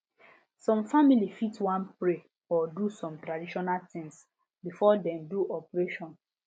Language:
Nigerian Pidgin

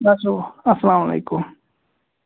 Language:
Kashmiri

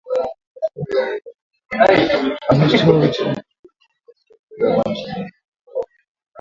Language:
Swahili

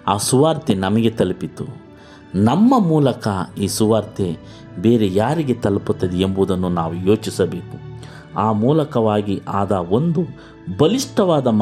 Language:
Kannada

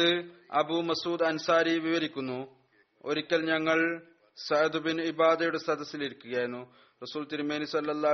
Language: Malayalam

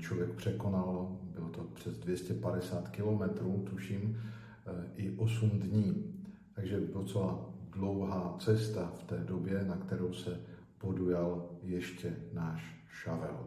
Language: Czech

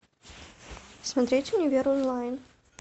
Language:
Russian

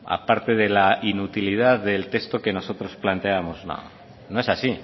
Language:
Spanish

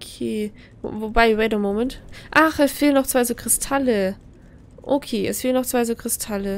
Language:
German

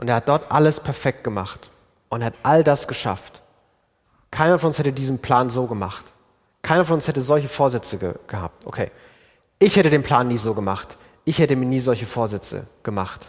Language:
German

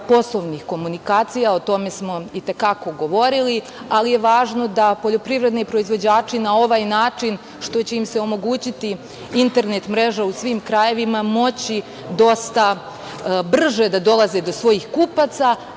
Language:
Serbian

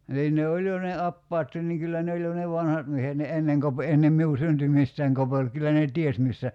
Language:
Finnish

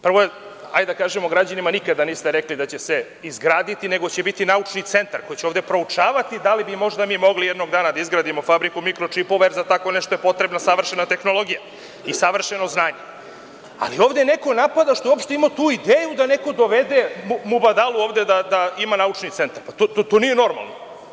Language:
Serbian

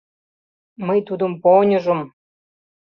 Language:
Mari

